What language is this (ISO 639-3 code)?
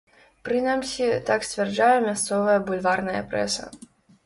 bel